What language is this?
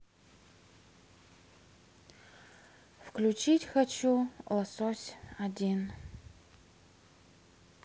Russian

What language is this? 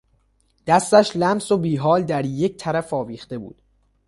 Persian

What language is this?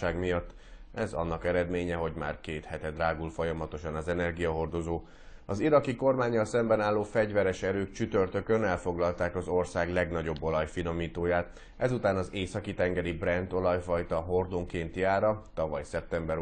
Hungarian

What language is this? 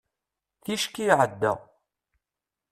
Kabyle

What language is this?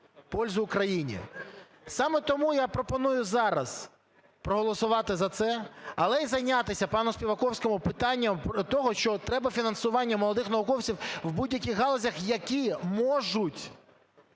Ukrainian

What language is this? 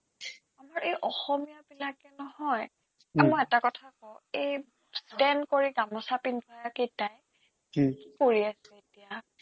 Assamese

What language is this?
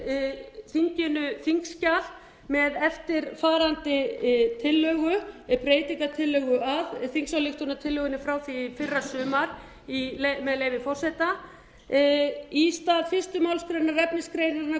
Icelandic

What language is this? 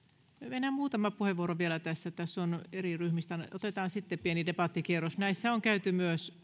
Finnish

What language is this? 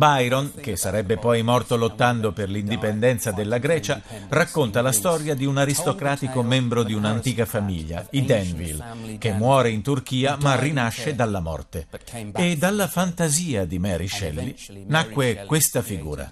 Italian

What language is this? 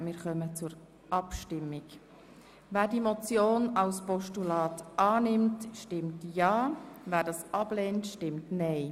Swiss German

